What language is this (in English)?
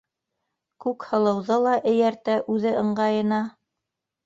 Bashkir